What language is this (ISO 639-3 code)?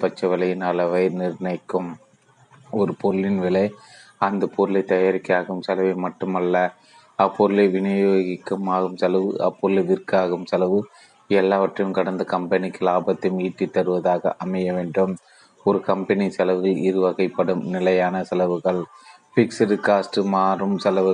tam